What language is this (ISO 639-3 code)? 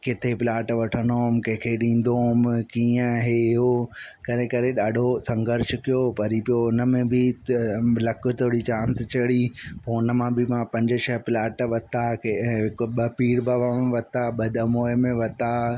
snd